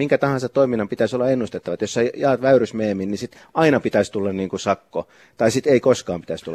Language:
Finnish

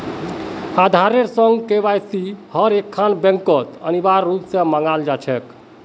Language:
Magahi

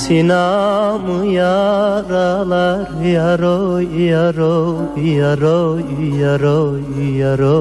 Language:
Turkish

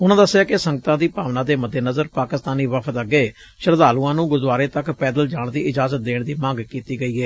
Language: Punjabi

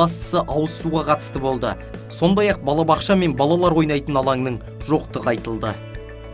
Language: Turkish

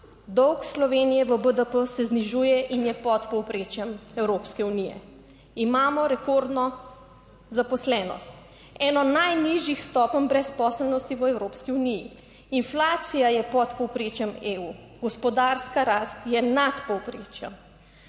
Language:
Slovenian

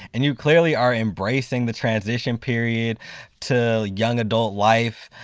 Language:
English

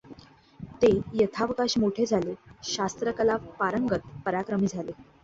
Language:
Marathi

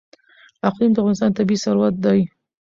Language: Pashto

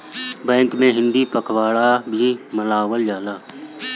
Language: Bhojpuri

